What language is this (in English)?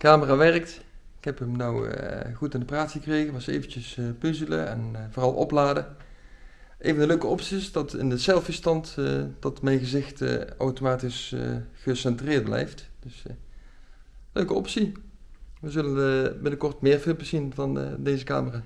Dutch